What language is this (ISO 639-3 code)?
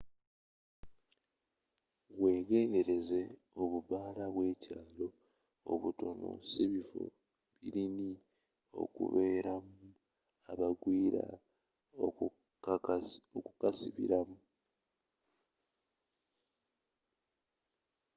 lug